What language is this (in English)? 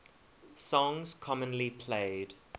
English